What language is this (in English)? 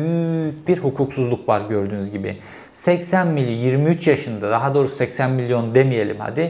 Turkish